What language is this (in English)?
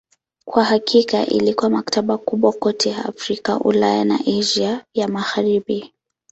Swahili